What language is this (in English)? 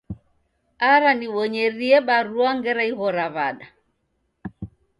Taita